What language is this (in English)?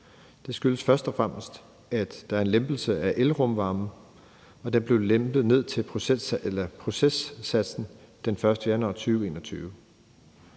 Danish